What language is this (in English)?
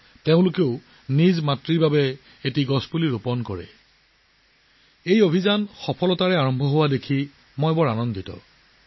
Assamese